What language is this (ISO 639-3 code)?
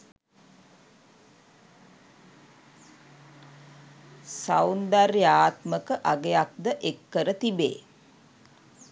sin